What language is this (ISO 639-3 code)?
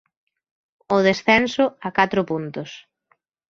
glg